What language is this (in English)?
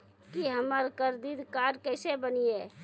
Maithili